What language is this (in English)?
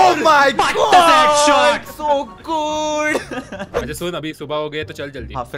Hindi